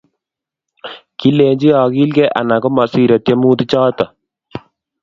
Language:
Kalenjin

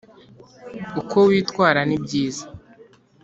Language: Kinyarwanda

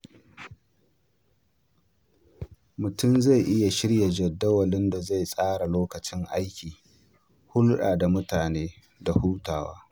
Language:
Hausa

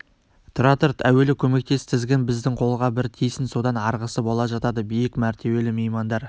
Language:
Kazakh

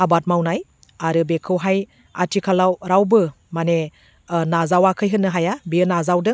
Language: Bodo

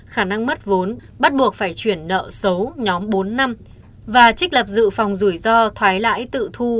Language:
Vietnamese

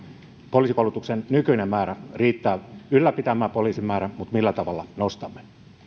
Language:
Finnish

